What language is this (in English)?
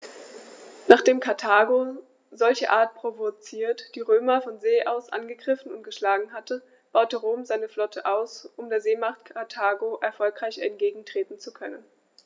German